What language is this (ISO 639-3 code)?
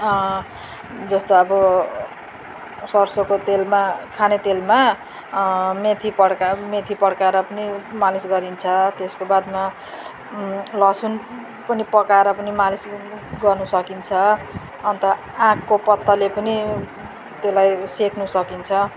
nep